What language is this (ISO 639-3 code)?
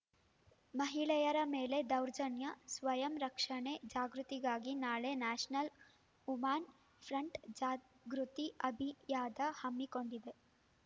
kan